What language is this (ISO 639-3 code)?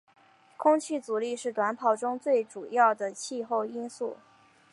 zho